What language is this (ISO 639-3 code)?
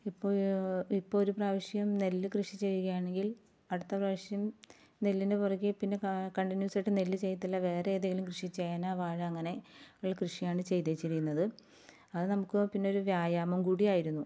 mal